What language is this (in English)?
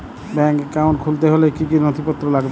Bangla